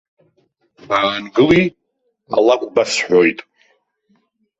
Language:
Abkhazian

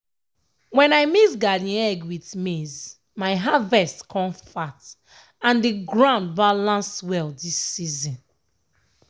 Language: Nigerian Pidgin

